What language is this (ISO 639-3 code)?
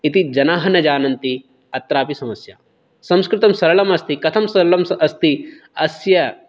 san